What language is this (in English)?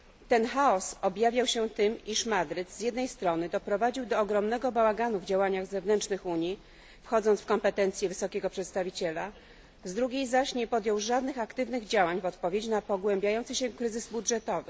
Polish